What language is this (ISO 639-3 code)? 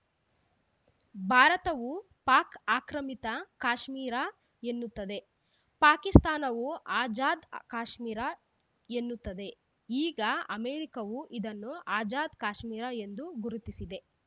kan